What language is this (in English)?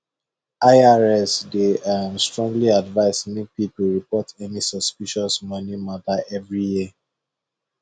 Nigerian Pidgin